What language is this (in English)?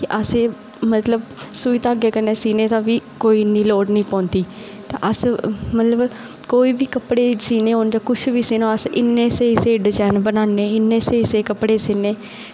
Dogri